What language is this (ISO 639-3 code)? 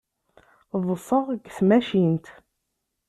kab